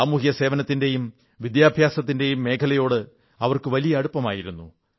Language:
Malayalam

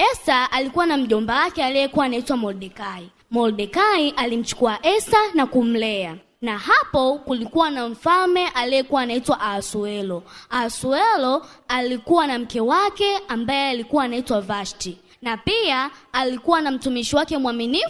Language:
Swahili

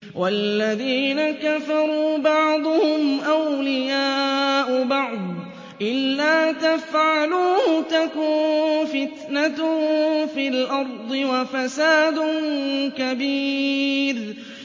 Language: Arabic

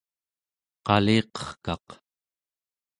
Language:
Central Yupik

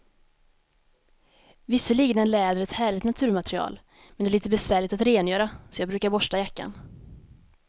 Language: Swedish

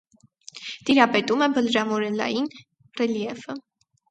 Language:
Armenian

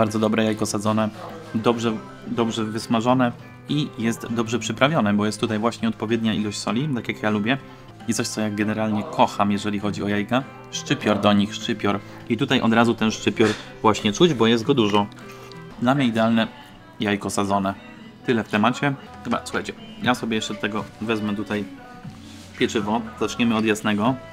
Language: Polish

